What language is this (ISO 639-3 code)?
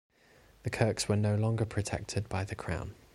eng